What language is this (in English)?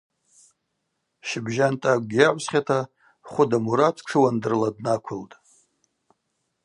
Abaza